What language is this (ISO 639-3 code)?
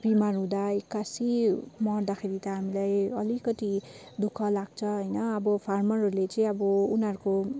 nep